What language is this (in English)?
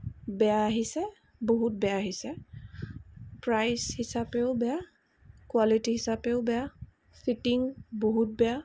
Assamese